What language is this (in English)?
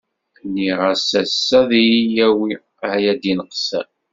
Kabyle